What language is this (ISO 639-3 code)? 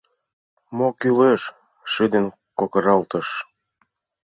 chm